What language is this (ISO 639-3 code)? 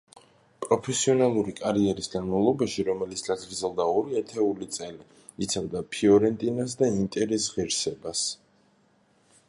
kat